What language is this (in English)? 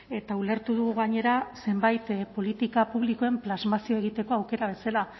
Basque